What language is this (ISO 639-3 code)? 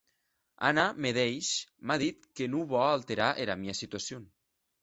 oci